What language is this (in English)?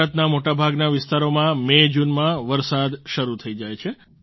Gujarati